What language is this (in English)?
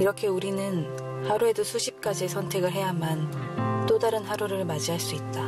Korean